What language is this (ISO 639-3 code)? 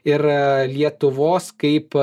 lit